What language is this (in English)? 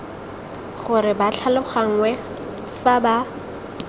Tswana